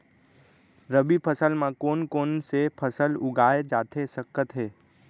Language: Chhattisgarhi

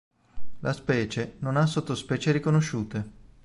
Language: Italian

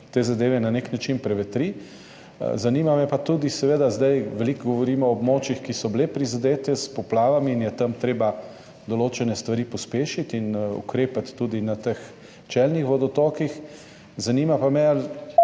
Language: Slovenian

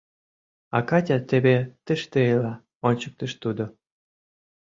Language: Mari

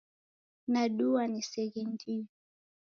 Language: Taita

